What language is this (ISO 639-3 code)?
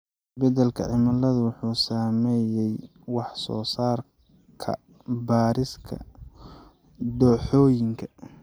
som